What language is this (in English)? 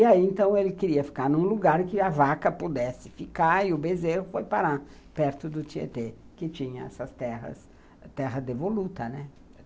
Portuguese